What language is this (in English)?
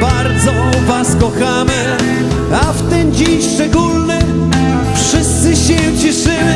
Polish